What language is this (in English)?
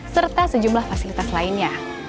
Indonesian